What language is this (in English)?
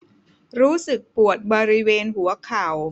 Thai